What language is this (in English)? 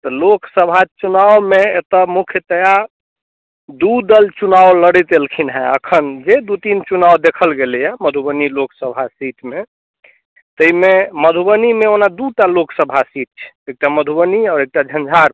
Maithili